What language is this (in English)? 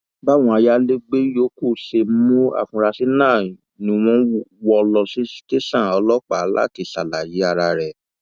Yoruba